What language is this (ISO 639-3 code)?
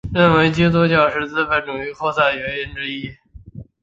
zho